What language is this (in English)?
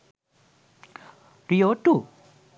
Sinhala